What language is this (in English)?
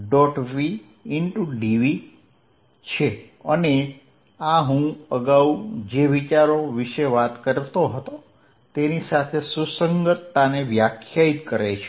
Gujarati